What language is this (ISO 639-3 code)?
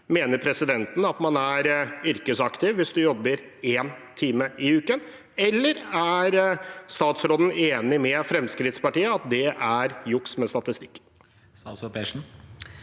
nor